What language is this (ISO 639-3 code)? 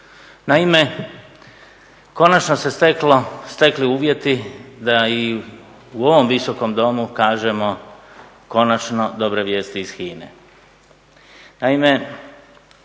hrv